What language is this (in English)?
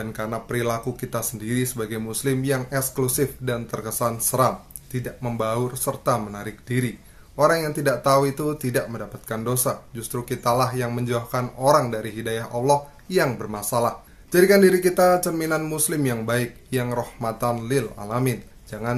Indonesian